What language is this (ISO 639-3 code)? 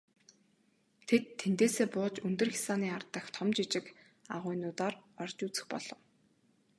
mon